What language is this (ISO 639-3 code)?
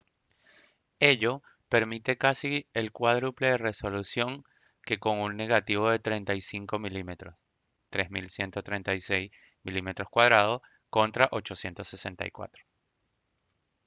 spa